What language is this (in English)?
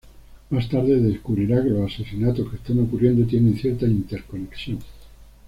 Spanish